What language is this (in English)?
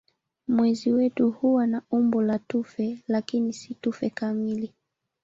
Swahili